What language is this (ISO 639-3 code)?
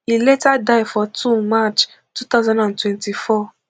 pcm